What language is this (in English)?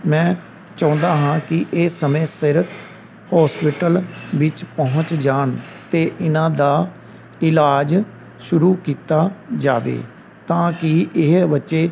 Punjabi